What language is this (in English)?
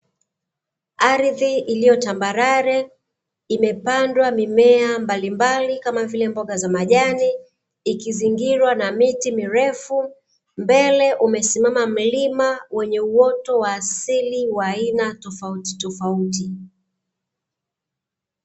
Swahili